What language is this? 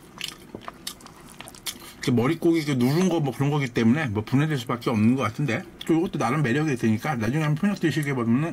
Korean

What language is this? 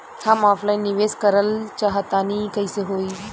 Bhojpuri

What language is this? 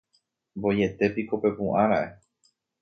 Guarani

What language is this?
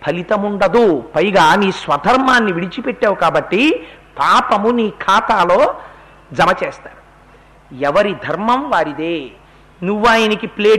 Telugu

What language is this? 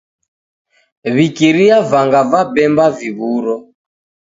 Taita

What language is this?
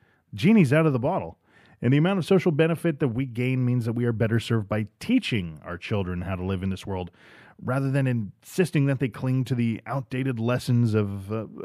English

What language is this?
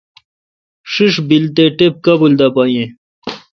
Kalkoti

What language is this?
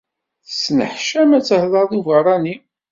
Kabyle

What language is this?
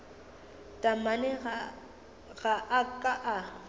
Northern Sotho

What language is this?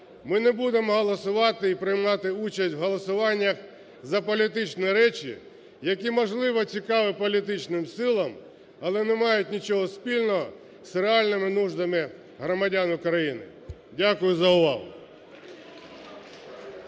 Ukrainian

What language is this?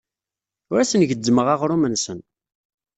Kabyle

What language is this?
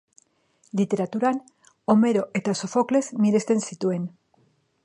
Basque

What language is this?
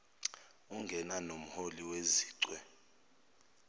Zulu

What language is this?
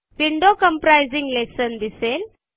Marathi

